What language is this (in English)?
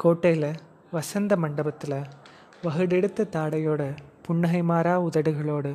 Tamil